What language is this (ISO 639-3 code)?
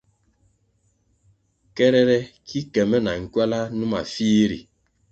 nmg